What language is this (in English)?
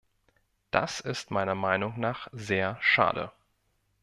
German